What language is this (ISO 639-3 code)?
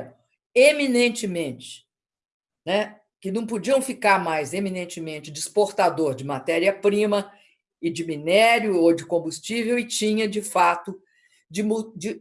por